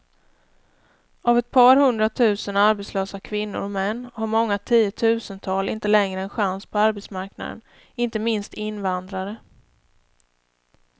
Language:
Swedish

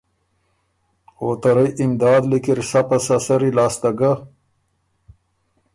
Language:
Ormuri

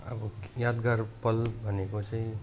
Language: Nepali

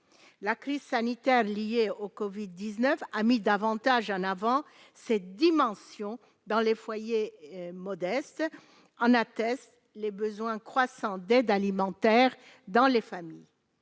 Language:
French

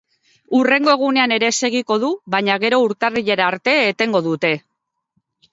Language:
Basque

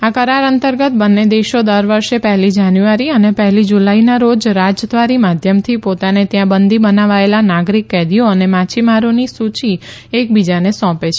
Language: Gujarati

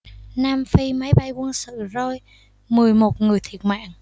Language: Vietnamese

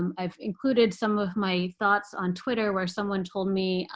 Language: English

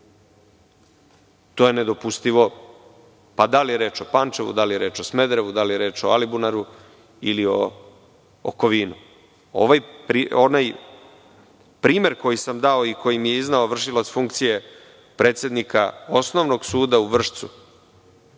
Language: Serbian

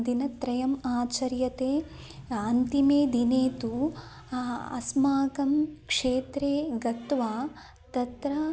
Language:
Sanskrit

